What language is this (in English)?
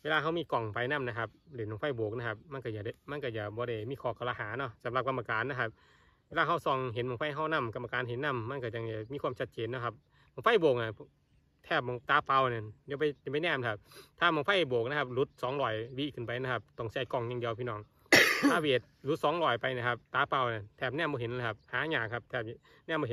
Thai